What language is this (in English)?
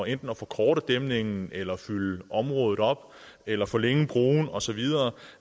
Danish